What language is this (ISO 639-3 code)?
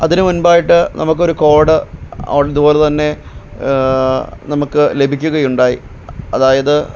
mal